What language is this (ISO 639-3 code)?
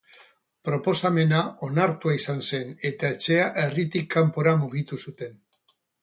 eus